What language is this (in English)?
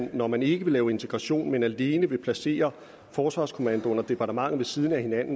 Danish